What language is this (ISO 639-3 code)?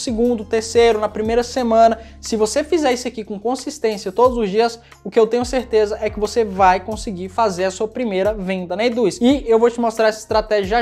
por